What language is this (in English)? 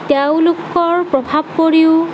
Assamese